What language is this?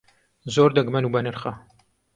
Central Kurdish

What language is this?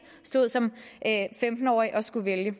Danish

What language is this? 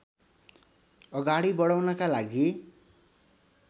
Nepali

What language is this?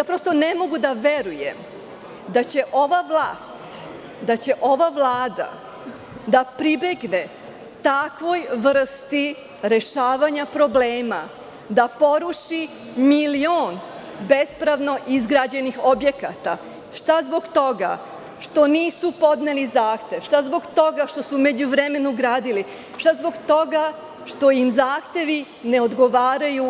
Serbian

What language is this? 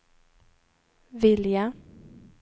Swedish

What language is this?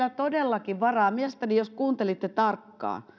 Finnish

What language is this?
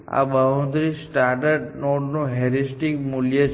Gujarati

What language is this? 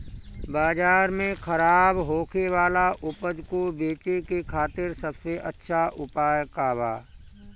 Bhojpuri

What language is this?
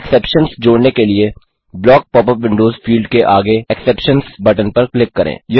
Hindi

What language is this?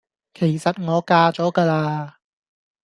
Cantonese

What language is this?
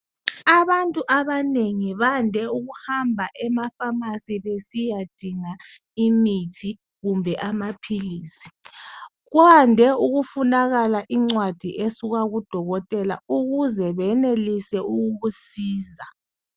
North Ndebele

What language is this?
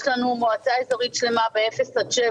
Hebrew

